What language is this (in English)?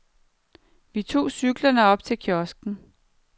Danish